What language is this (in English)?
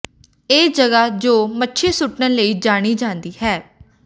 Punjabi